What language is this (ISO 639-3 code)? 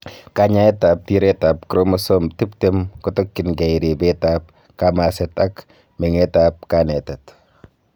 kln